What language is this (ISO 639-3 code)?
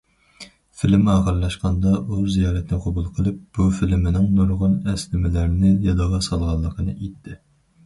uig